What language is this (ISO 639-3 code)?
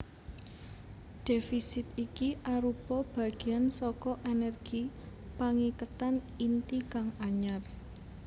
jav